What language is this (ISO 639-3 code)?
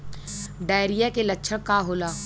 bho